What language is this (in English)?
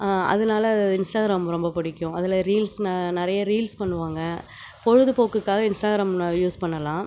Tamil